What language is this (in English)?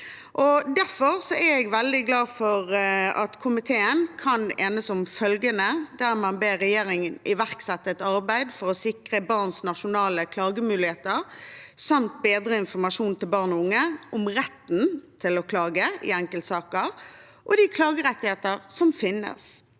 Norwegian